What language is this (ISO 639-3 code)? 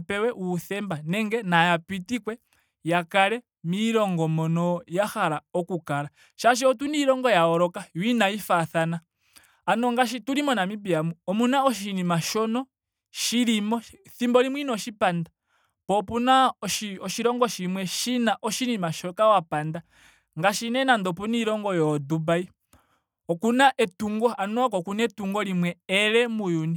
ndo